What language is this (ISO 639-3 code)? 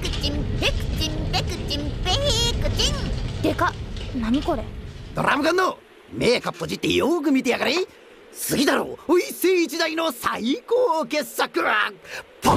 jpn